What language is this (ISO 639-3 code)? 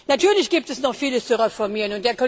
deu